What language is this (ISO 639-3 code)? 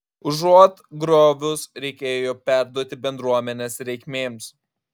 lit